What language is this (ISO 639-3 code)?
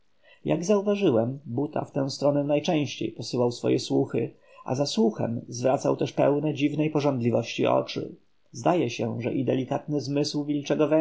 pol